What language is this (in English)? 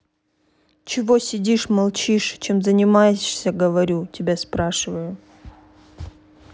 Russian